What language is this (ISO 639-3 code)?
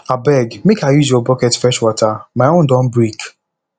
pcm